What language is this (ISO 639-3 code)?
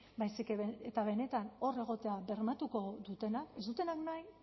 eus